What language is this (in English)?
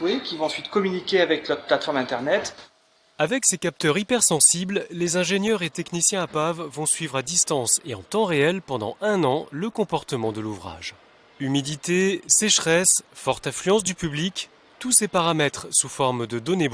French